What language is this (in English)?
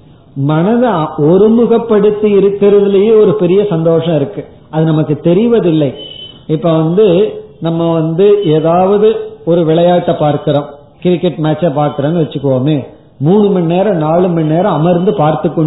Tamil